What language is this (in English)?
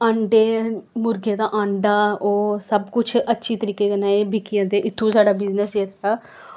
Dogri